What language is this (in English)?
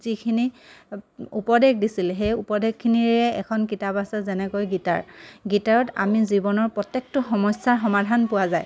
Assamese